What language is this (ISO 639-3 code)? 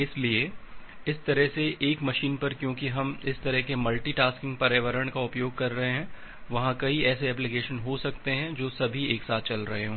hin